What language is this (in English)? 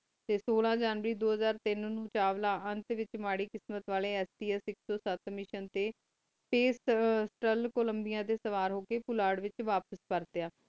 Punjabi